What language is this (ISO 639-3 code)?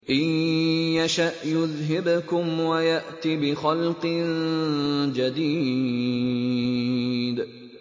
ara